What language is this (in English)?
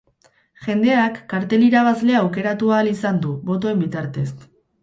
Basque